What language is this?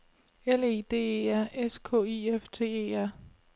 Danish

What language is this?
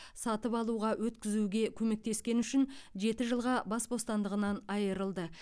Kazakh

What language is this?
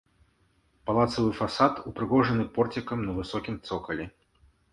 Belarusian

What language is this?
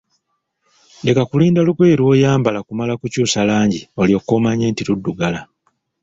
Ganda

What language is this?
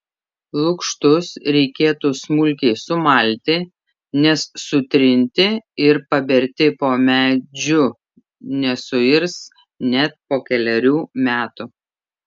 Lithuanian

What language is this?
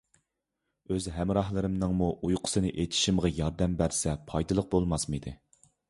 Uyghur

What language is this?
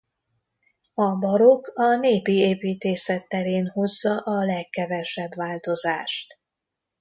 Hungarian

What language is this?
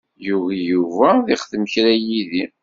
Kabyle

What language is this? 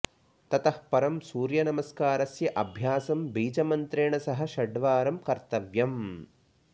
Sanskrit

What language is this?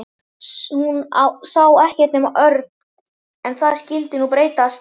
Icelandic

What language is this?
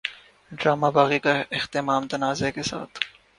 Urdu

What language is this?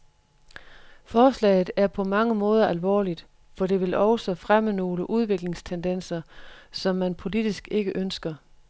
Danish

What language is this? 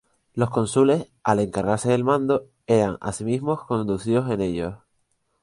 Spanish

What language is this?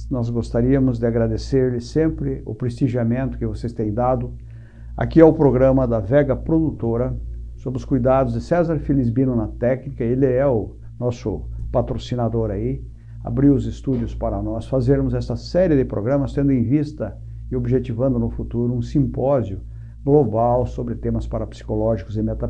Portuguese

